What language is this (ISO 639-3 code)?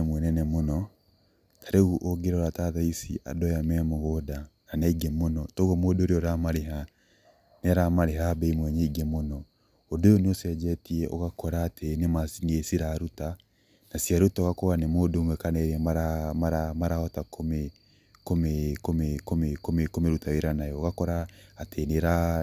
kik